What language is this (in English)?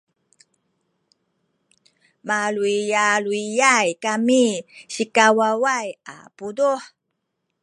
Sakizaya